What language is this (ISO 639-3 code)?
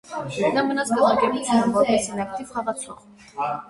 hye